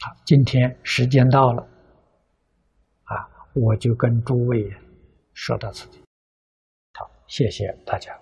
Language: Chinese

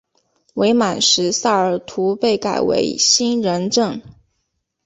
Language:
Chinese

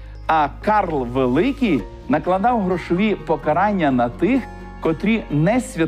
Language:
Ukrainian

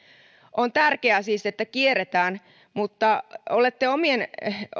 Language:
Finnish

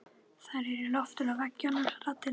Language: Icelandic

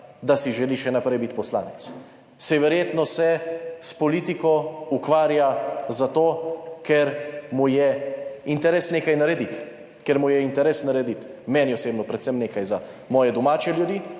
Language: Slovenian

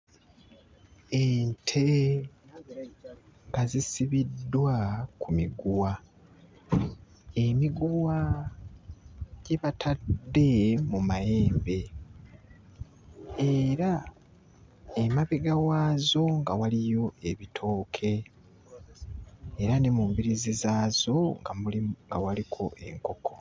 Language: Ganda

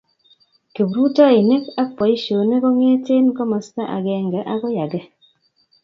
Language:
Kalenjin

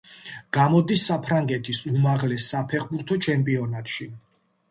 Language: Georgian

